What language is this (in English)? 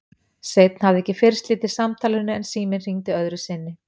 Icelandic